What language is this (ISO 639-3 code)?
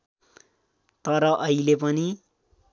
nep